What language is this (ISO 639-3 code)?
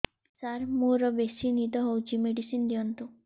ori